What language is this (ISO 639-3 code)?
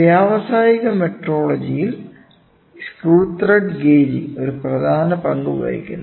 mal